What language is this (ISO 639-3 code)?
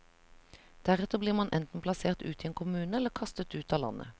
nor